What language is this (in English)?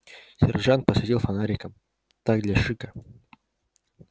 Russian